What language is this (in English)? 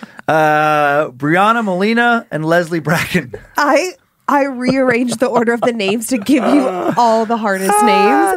English